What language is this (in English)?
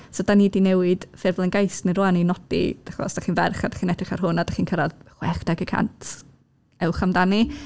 Welsh